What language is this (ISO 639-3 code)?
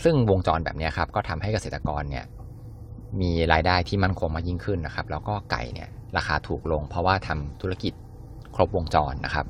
tha